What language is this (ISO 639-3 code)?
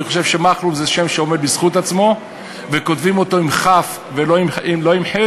heb